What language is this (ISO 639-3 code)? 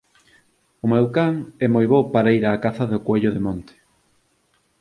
glg